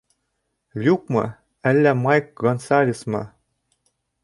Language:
Bashkir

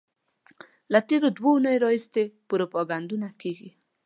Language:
Pashto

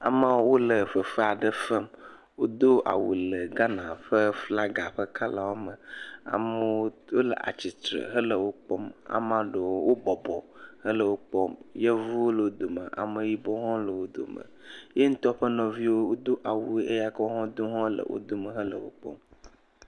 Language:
Ewe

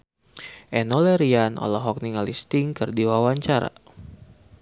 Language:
Sundanese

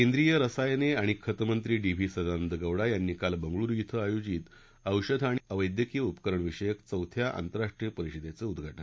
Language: Marathi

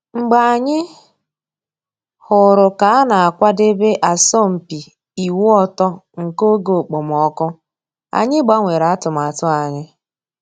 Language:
Igbo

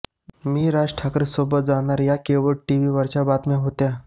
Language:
Marathi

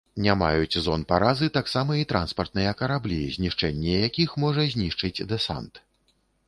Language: Belarusian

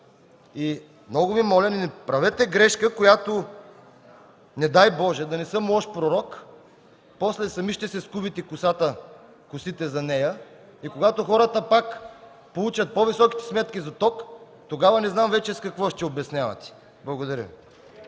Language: Bulgarian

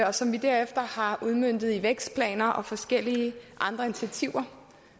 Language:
Danish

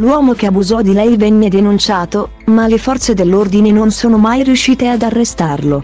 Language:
Italian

